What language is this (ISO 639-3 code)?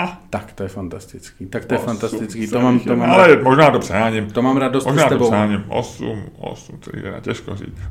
ces